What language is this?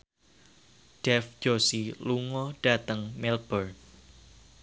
Javanese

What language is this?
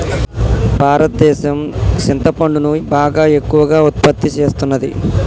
Telugu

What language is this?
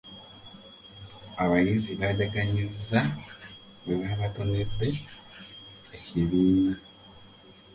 Ganda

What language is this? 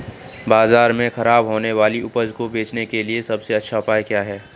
Hindi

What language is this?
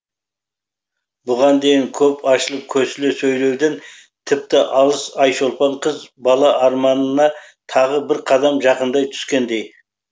Kazakh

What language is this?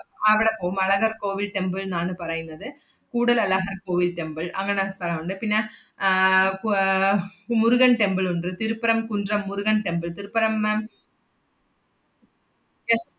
Malayalam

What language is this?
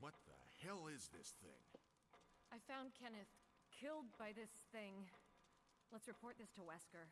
German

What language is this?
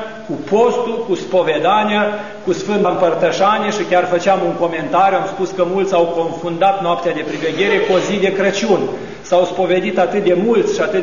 Romanian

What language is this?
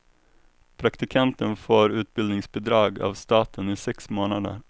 Swedish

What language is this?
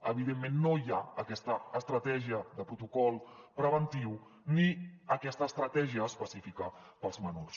Catalan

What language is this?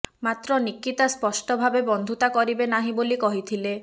Odia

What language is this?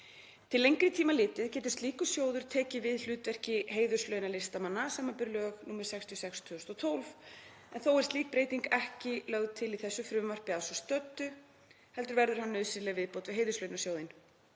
Icelandic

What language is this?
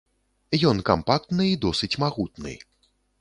Belarusian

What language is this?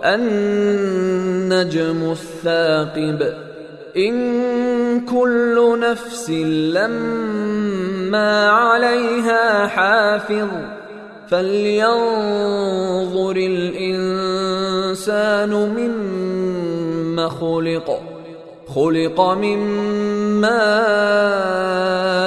Arabic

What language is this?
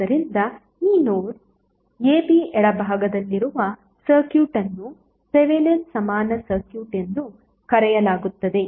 Kannada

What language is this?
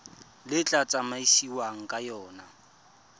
Tswana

